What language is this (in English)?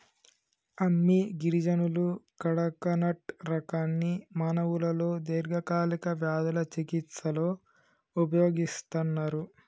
Telugu